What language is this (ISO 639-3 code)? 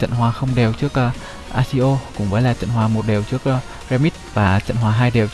vie